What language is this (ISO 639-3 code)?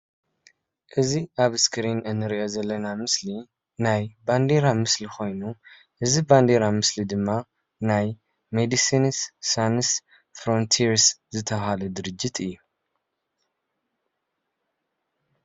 tir